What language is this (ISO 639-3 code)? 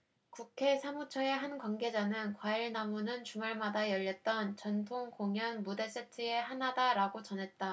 kor